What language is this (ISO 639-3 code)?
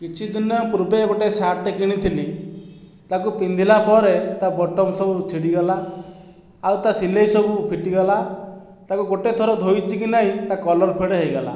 ori